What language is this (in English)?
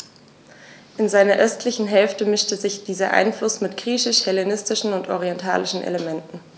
German